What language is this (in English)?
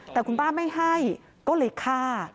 Thai